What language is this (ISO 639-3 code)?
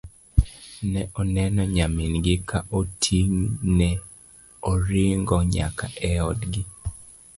luo